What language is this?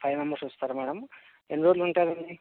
Telugu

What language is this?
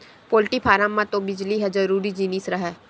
Chhattisgarhi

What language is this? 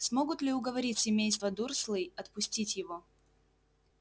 Russian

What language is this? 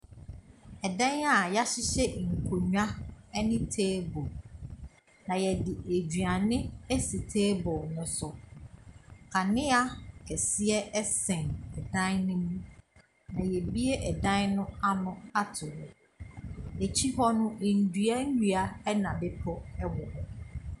Akan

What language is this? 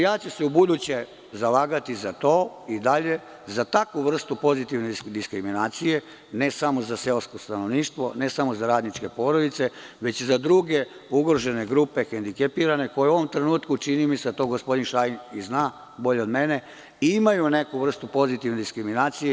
Serbian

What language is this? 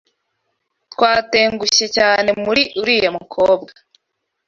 Kinyarwanda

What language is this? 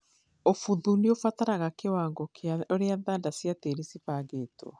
Kikuyu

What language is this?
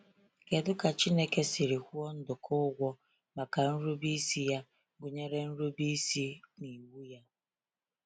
Igbo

